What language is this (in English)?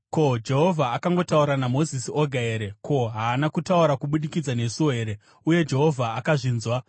Shona